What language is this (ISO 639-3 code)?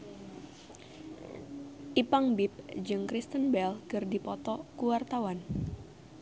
sun